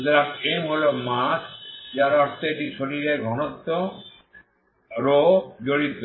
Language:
Bangla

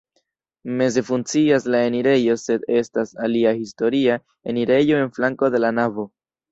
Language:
Esperanto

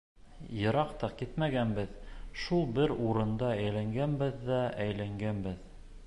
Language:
Bashkir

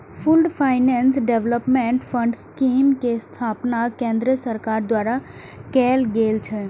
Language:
Maithili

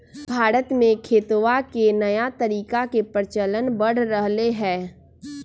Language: Magahi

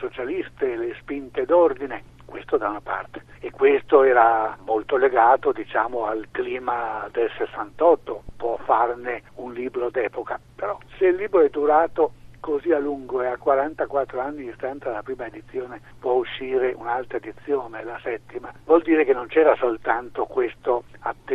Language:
Italian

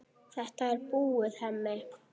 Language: Icelandic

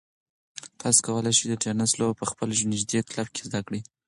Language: Pashto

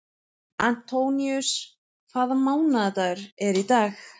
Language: Icelandic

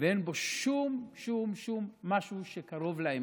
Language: Hebrew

